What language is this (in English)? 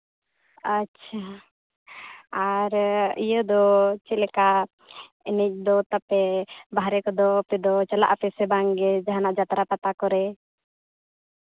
Santali